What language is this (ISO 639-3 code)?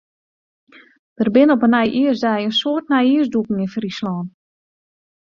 fry